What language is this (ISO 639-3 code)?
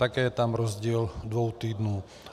ces